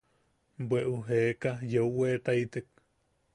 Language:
Yaqui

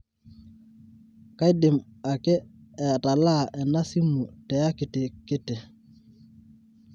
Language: Masai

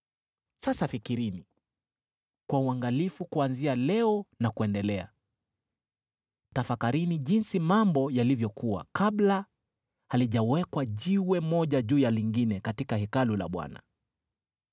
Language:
Swahili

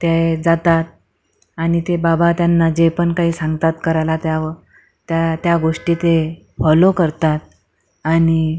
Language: Marathi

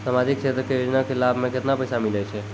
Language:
Maithili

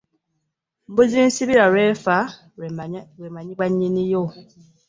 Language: Ganda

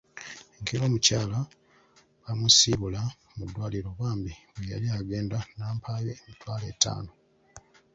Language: Ganda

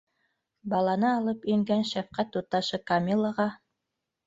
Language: Bashkir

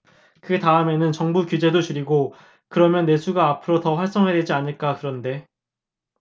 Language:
Korean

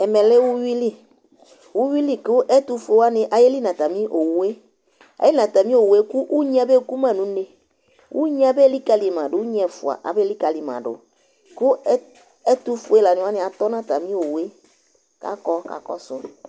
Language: Ikposo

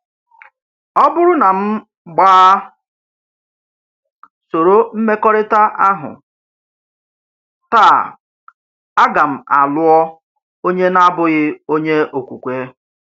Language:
Igbo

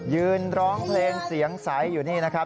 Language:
Thai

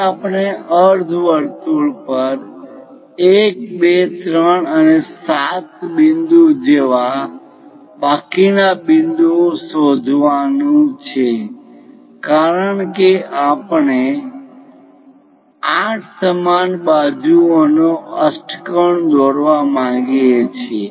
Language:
Gujarati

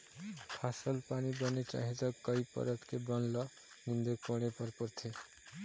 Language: Chhattisgarhi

